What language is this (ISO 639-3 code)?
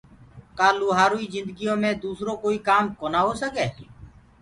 ggg